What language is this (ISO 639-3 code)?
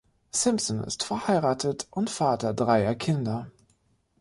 deu